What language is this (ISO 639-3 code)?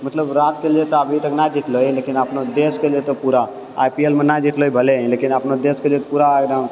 mai